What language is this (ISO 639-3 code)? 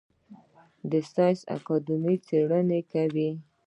pus